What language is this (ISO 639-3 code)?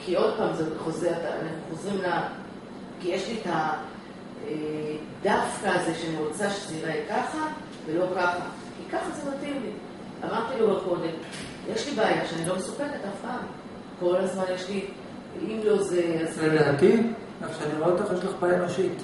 heb